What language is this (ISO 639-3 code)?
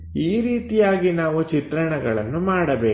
kan